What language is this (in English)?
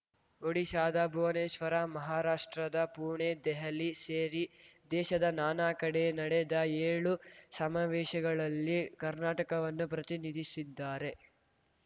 Kannada